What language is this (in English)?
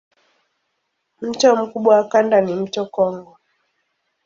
Swahili